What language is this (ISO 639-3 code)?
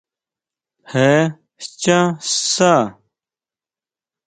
mau